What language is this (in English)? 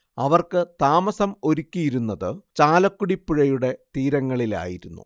Malayalam